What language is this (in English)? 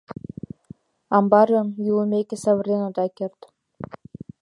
Mari